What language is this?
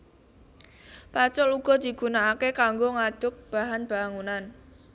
Javanese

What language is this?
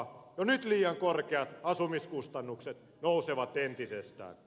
Finnish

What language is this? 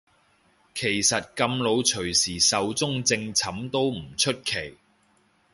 Cantonese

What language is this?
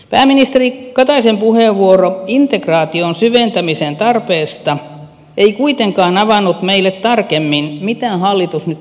Finnish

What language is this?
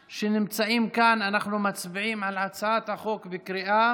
Hebrew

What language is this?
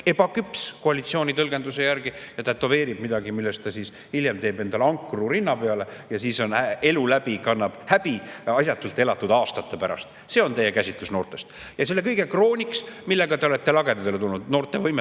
Estonian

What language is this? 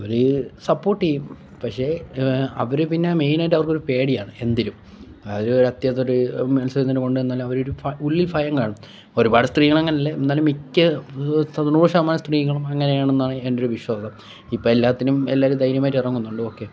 Malayalam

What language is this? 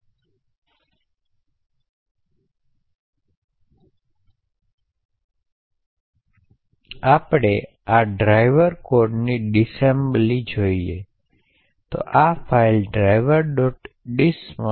Gujarati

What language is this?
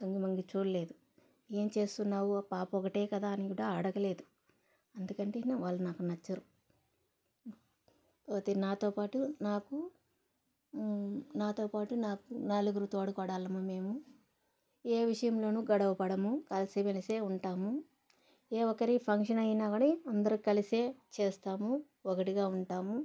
Telugu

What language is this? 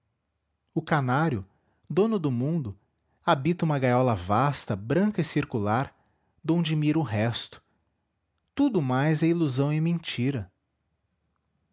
Portuguese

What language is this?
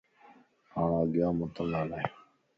Lasi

